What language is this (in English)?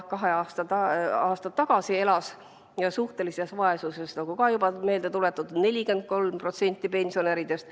Estonian